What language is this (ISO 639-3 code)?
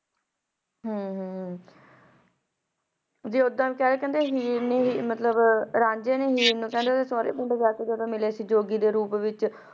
pan